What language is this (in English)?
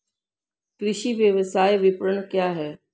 Hindi